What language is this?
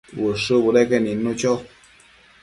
Matsés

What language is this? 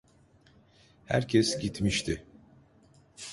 Turkish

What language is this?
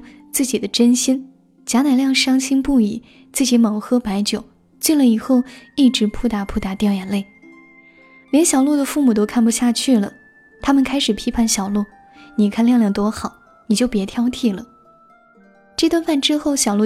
Chinese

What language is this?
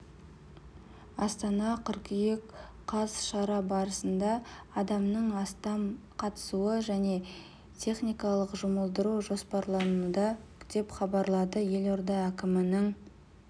Kazakh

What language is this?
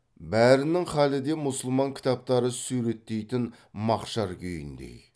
Kazakh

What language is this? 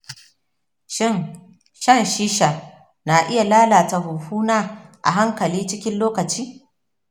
Hausa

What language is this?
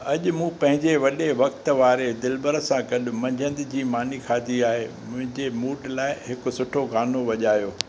Sindhi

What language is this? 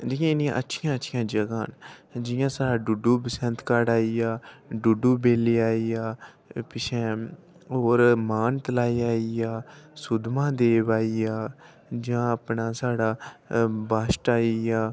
Dogri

